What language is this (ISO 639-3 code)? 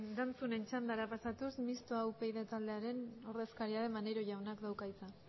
eus